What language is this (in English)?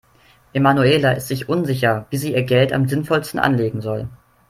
German